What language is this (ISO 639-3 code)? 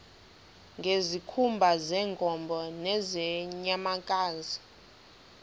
xho